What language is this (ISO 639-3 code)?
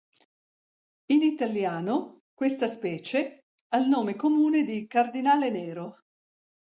ita